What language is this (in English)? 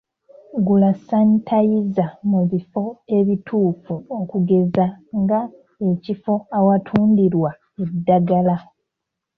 Ganda